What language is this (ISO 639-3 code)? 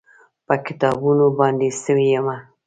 pus